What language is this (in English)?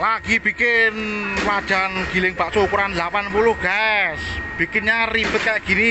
Indonesian